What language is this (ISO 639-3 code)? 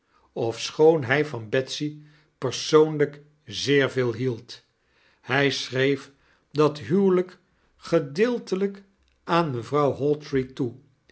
nld